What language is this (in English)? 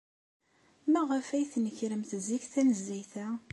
Kabyle